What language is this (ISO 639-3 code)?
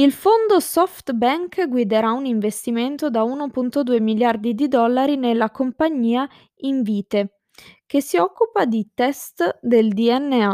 ita